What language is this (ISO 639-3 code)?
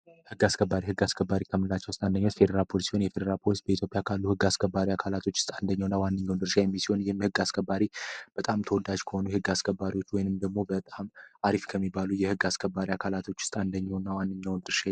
amh